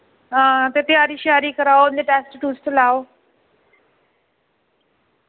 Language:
Dogri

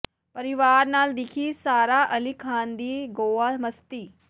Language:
Punjabi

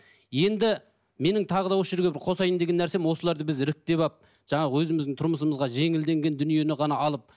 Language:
Kazakh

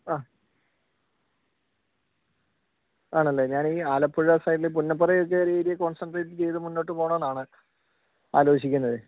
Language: Malayalam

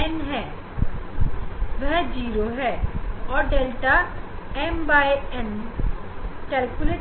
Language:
Hindi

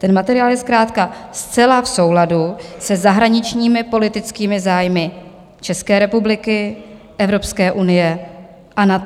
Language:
Czech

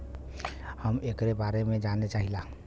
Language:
Bhojpuri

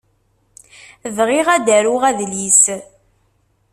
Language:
Kabyle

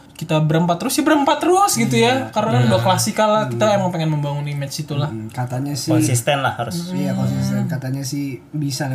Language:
Indonesian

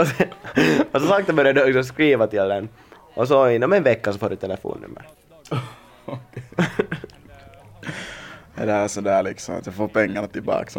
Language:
Swedish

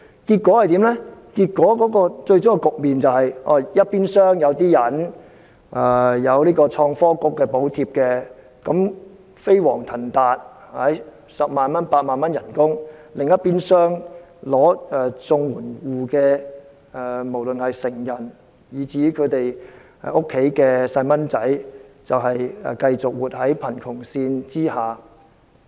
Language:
Cantonese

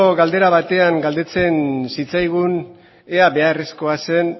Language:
Basque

